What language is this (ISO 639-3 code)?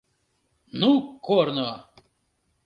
chm